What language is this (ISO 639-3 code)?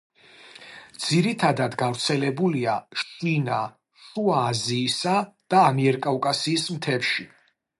kat